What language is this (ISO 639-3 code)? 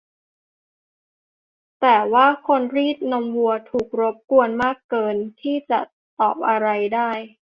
tha